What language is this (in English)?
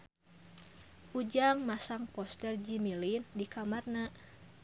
Sundanese